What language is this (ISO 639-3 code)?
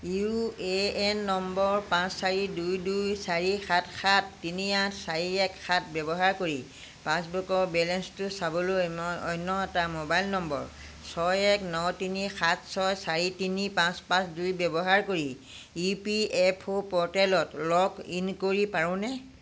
asm